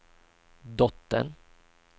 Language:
Swedish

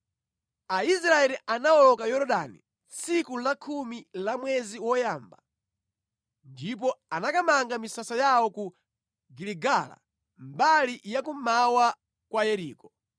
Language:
Nyanja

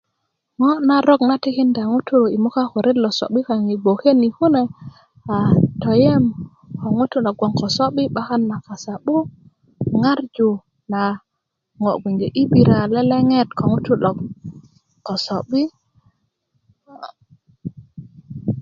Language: Kuku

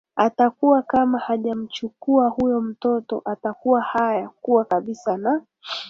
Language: Swahili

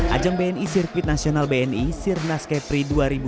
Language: Indonesian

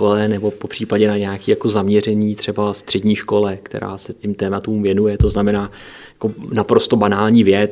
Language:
Czech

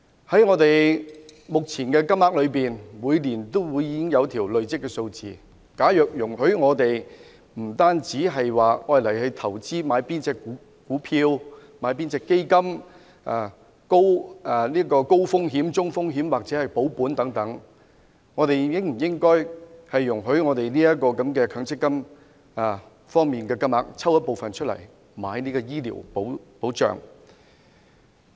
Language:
Cantonese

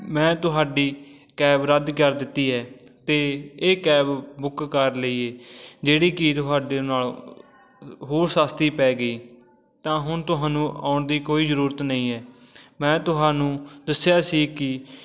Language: Punjabi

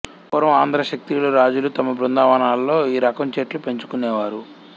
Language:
Telugu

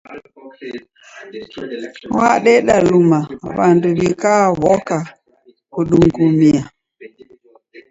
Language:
Taita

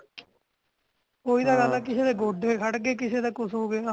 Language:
Punjabi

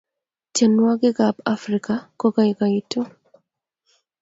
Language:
Kalenjin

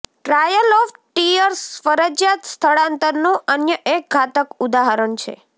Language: Gujarati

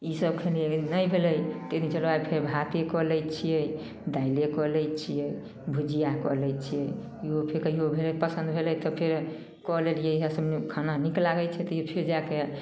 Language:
Maithili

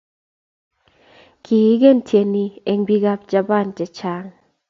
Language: Kalenjin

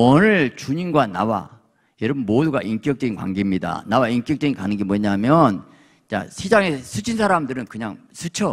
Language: Korean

